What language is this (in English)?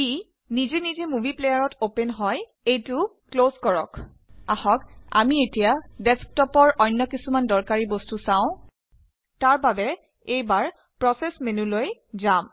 Assamese